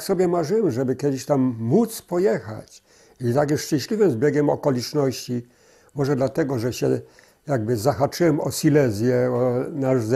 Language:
Polish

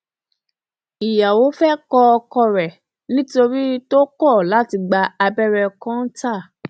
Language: Yoruba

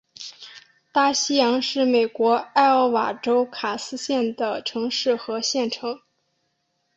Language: Chinese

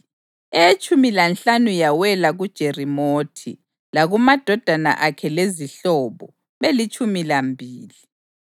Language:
North Ndebele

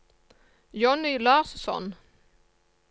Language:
Norwegian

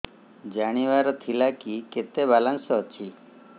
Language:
Odia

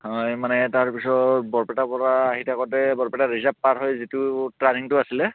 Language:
Assamese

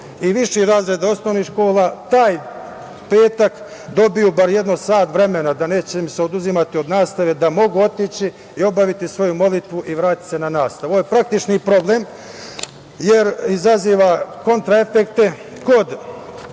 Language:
Serbian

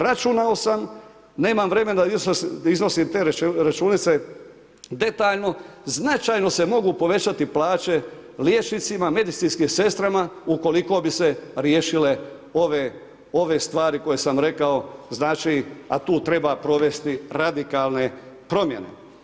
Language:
Croatian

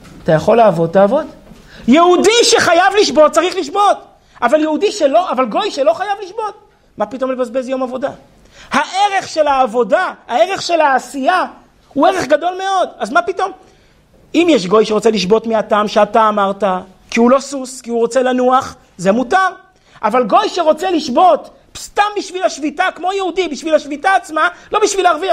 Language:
Hebrew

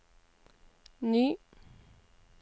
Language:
Norwegian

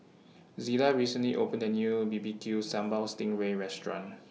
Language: English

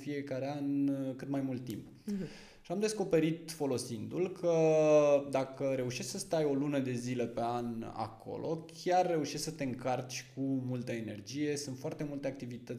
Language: Romanian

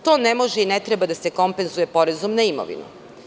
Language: Serbian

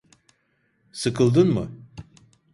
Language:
Turkish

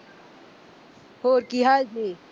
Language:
Punjabi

